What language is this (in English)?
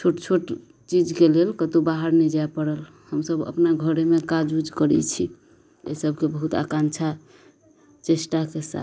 Maithili